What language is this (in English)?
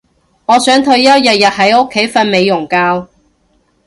Cantonese